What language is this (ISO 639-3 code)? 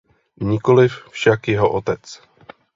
ces